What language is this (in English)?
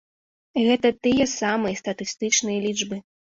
Belarusian